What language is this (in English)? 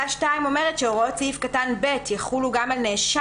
Hebrew